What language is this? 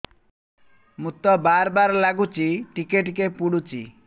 Odia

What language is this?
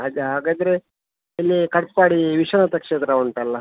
Kannada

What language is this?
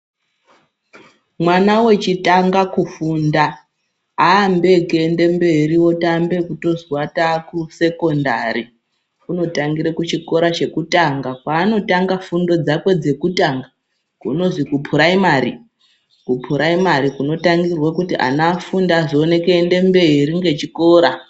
Ndau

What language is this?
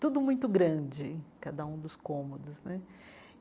Portuguese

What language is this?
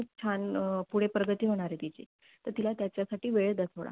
Marathi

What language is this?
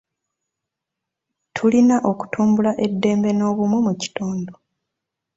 Ganda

